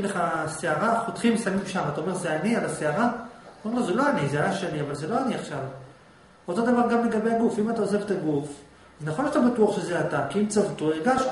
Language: Hebrew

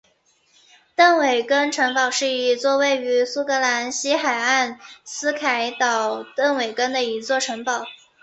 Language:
Chinese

